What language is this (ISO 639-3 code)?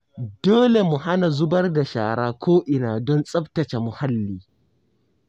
hau